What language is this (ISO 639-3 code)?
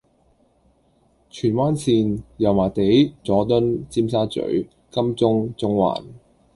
yue